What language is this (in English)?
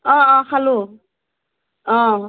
Assamese